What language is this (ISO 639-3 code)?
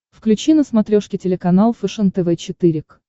rus